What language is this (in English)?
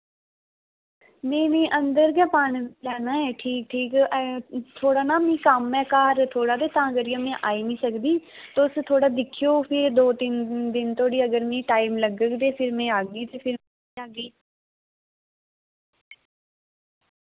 Dogri